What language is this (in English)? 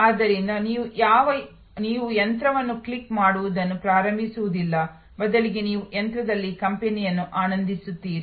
Kannada